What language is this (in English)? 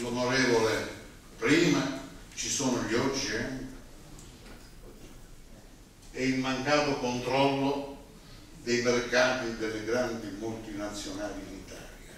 Italian